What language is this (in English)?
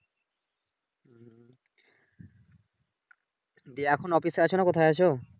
Bangla